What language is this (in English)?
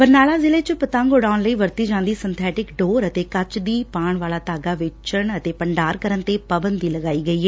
Punjabi